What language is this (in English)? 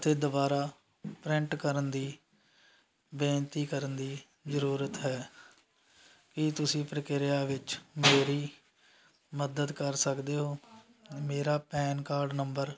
Punjabi